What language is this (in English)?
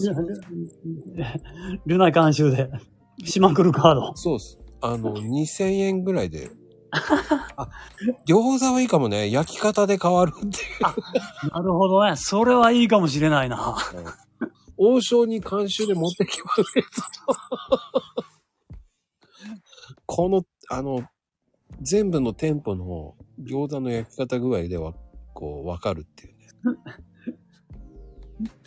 Japanese